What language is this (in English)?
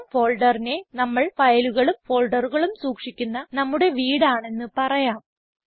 Malayalam